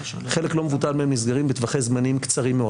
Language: Hebrew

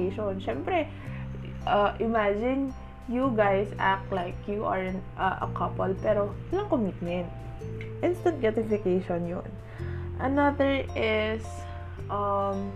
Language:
Filipino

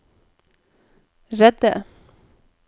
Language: Norwegian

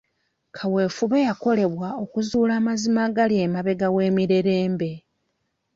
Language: Ganda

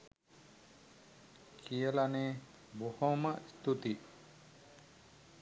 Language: Sinhala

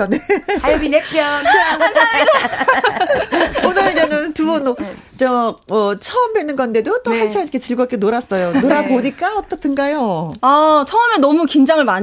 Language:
Korean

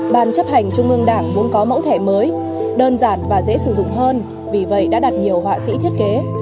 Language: Vietnamese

